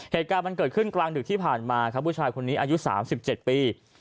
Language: Thai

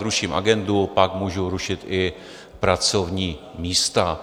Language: Czech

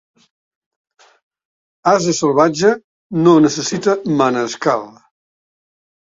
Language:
Catalan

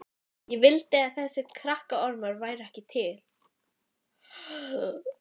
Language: Icelandic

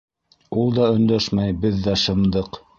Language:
Bashkir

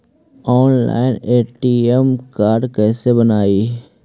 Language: Magahi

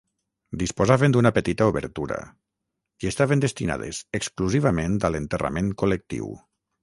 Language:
Catalan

